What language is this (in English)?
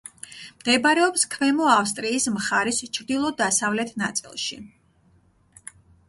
Georgian